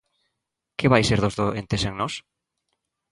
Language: Galician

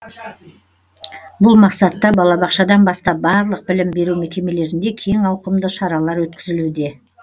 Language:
Kazakh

